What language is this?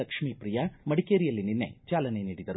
Kannada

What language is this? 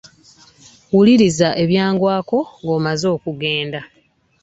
Ganda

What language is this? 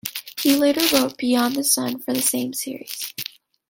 English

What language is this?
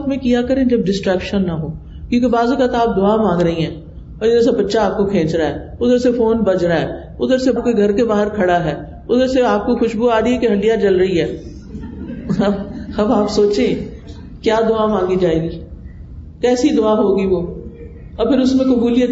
Urdu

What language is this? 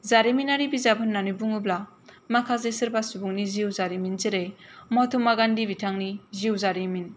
Bodo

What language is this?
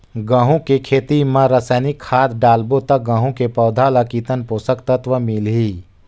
Chhattisgarhi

